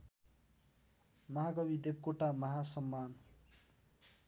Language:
Nepali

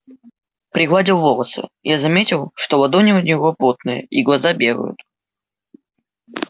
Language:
Russian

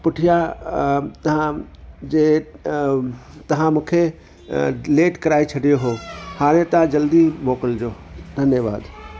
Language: Sindhi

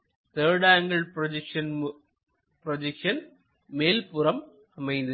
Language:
Tamil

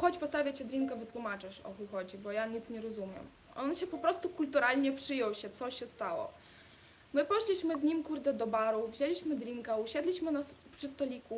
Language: Polish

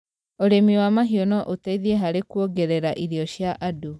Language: Kikuyu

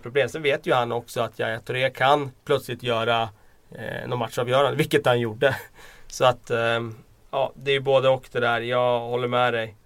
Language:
Swedish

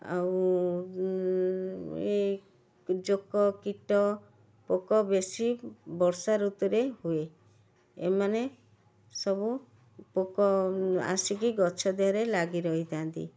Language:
Odia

